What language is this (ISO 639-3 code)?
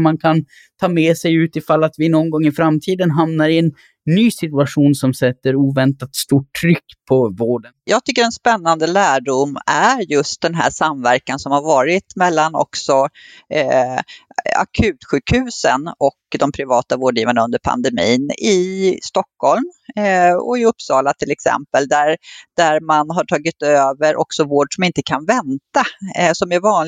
swe